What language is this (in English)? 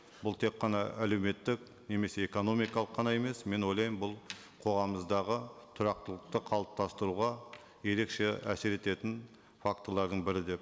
Kazakh